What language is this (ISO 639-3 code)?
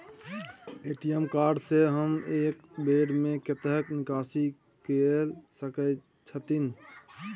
mai